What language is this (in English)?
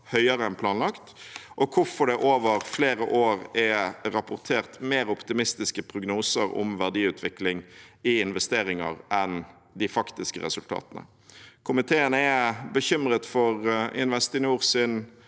Norwegian